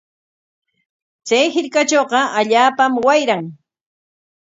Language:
Corongo Ancash Quechua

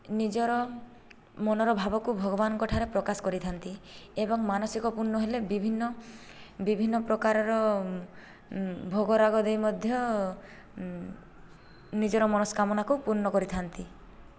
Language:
Odia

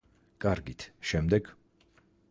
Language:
Georgian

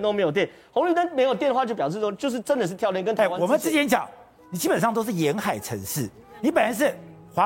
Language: Chinese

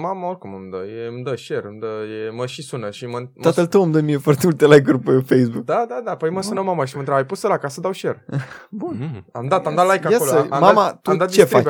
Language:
Romanian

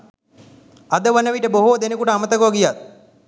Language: Sinhala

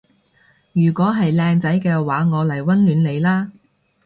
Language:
Cantonese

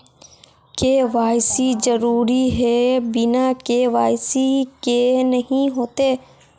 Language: Magahi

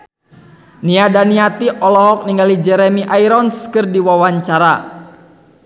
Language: Sundanese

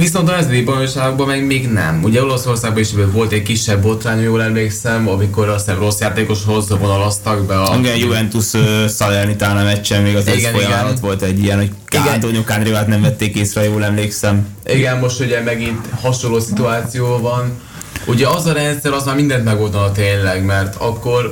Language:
Hungarian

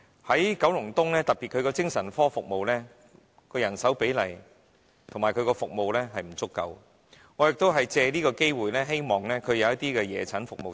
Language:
Cantonese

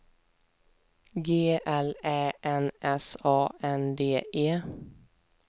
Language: Swedish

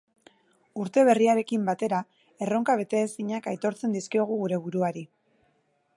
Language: Basque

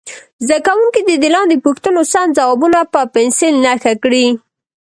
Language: Pashto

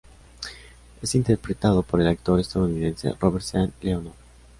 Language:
Spanish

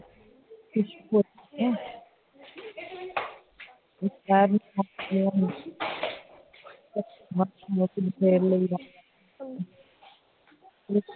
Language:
Punjabi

